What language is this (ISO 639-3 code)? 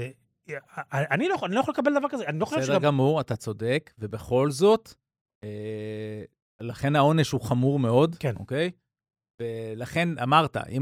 heb